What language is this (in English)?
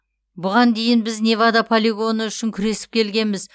Kazakh